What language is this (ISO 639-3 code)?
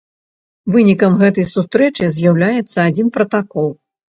bel